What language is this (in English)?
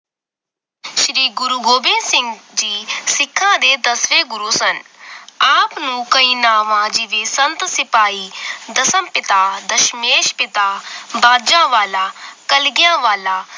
Punjabi